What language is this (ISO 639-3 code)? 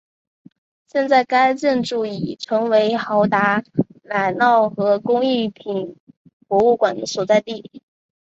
zho